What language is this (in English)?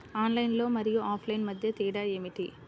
Telugu